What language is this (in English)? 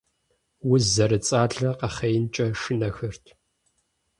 Kabardian